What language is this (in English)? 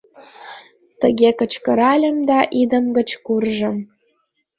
Mari